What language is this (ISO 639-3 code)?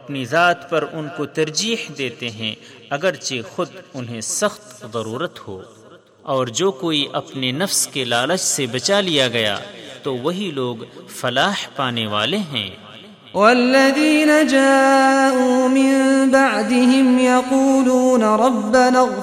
urd